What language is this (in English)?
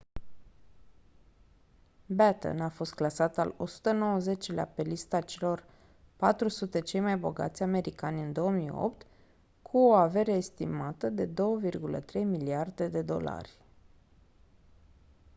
Romanian